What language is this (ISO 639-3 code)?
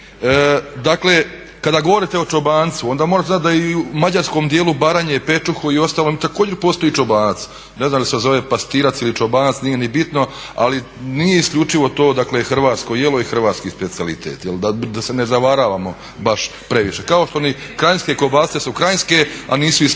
hrv